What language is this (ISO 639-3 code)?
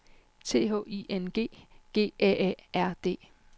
dan